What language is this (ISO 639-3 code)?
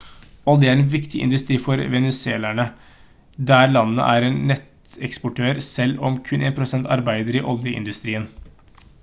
nob